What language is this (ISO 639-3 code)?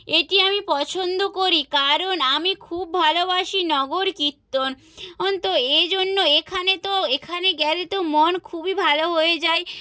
ben